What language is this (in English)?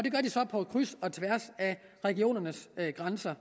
Danish